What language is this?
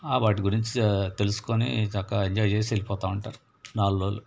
Telugu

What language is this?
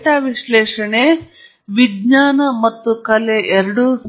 Kannada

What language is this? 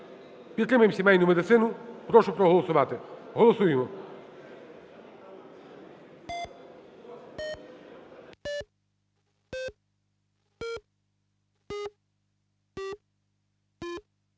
Ukrainian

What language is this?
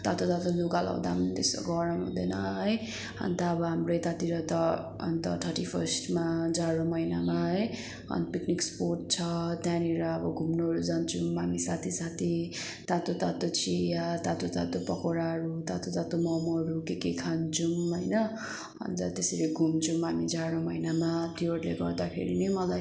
Nepali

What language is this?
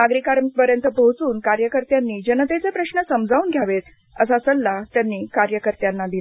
Marathi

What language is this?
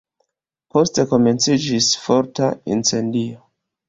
Esperanto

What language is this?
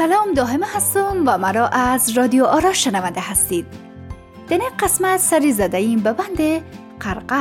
Persian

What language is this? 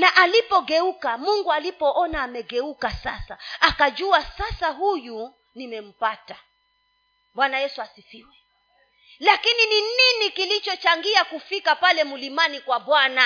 Swahili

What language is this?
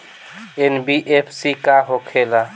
Bhojpuri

